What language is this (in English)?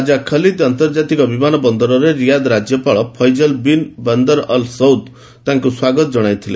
Odia